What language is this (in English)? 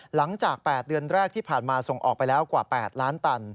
Thai